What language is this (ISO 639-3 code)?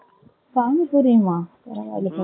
tam